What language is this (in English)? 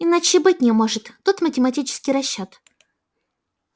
Russian